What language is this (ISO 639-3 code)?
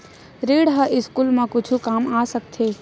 hne